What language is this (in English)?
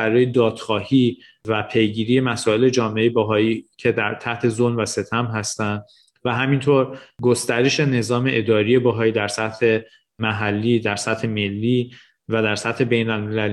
Persian